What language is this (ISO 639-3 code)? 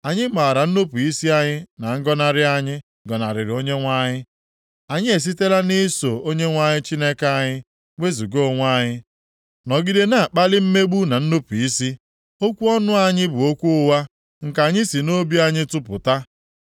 ibo